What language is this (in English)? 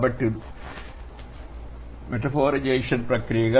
Telugu